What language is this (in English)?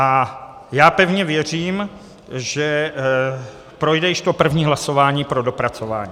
Czech